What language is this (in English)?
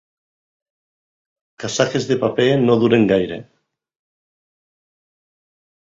Catalan